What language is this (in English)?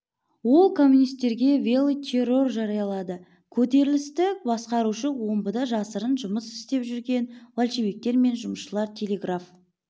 Kazakh